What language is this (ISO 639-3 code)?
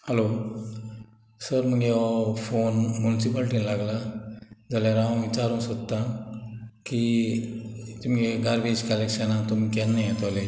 kok